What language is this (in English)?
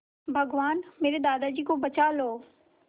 Hindi